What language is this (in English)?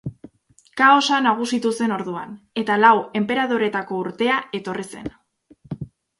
Basque